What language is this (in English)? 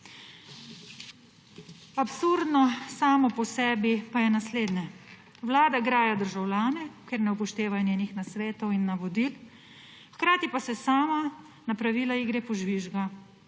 Slovenian